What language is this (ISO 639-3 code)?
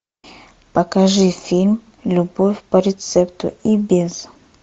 rus